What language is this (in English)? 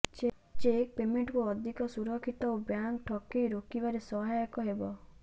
Odia